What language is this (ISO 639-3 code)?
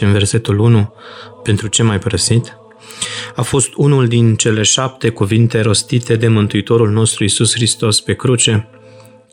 ron